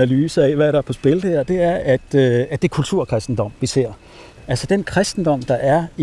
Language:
Danish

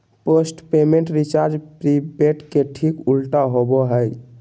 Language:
Magahi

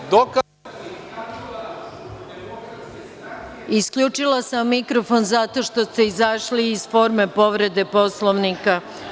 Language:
Serbian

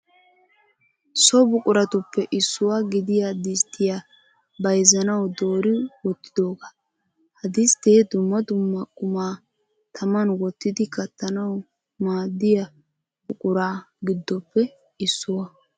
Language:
Wolaytta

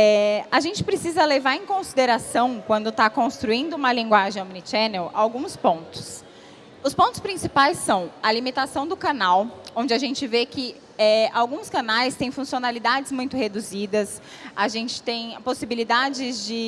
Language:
Portuguese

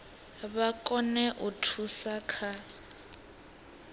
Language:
Venda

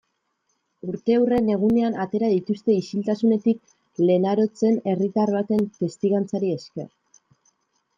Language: Basque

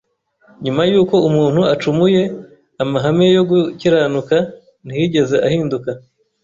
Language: Kinyarwanda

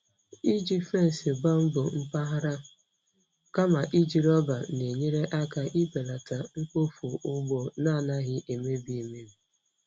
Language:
Igbo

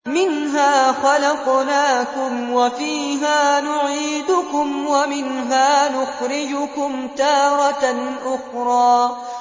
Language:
Arabic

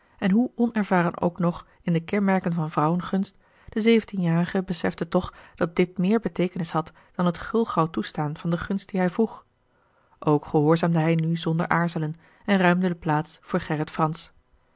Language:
Dutch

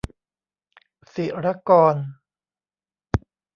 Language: Thai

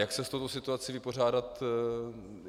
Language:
Czech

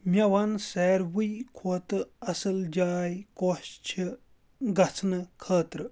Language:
Kashmiri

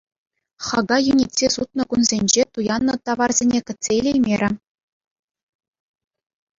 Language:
Chuvash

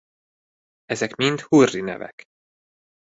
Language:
Hungarian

